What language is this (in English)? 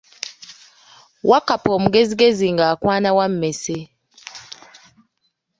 Ganda